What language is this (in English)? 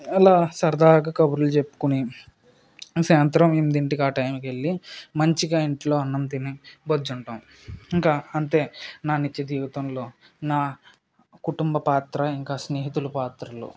Telugu